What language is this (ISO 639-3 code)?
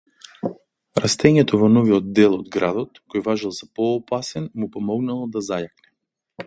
mkd